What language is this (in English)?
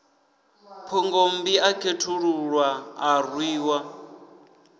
Venda